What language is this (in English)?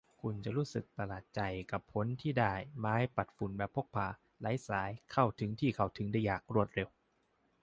Thai